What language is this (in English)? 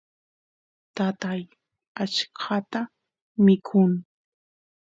Santiago del Estero Quichua